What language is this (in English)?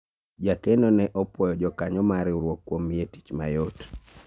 Luo (Kenya and Tanzania)